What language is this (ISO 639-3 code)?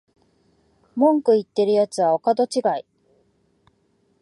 jpn